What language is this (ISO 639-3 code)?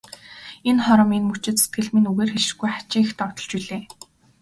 mon